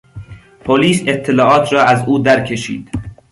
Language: Persian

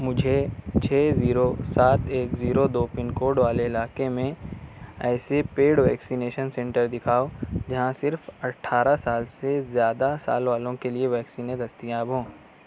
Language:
Urdu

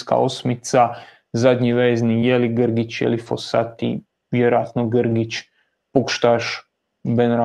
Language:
Croatian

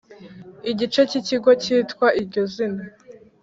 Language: Kinyarwanda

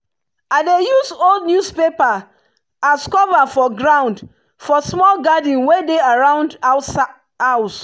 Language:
Nigerian Pidgin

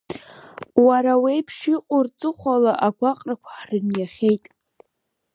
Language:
Abkhazian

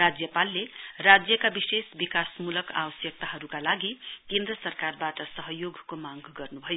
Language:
Nepali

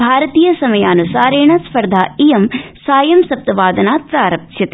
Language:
Sanskrit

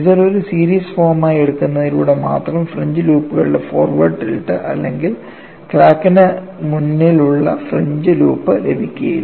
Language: Malayalam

